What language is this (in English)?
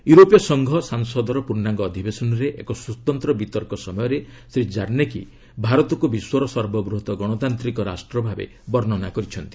Odia